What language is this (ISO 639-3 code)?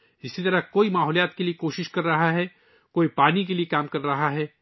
urd